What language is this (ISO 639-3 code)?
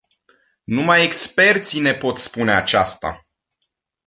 ron